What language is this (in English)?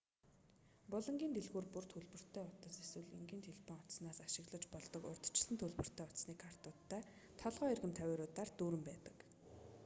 Mongolian